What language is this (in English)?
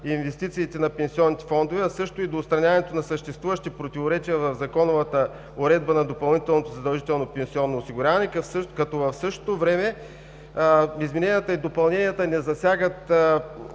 Bulgarian